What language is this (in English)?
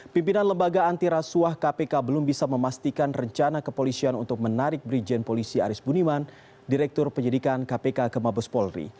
Indonesian